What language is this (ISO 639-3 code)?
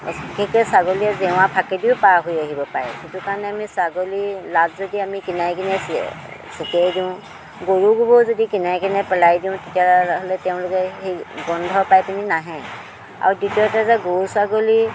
asm